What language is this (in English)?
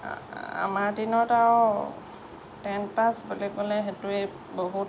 Assamese